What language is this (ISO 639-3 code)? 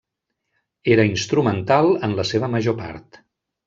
cat